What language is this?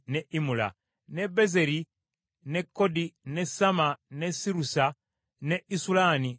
Ganda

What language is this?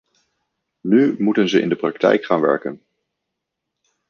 Dutch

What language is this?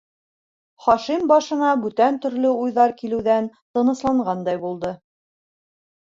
Bashkir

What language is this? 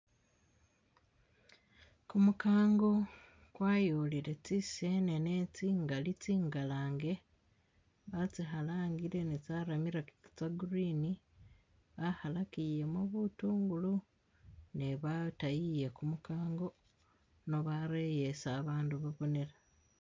Masaaba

